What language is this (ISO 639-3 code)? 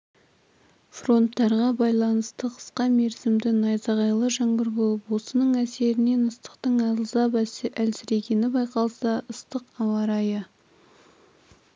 kaz